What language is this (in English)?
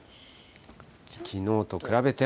Japanese